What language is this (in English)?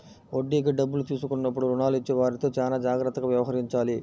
Telugu